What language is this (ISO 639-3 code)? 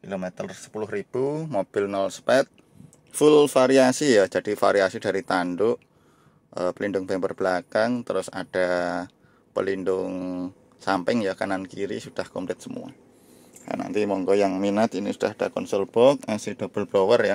ind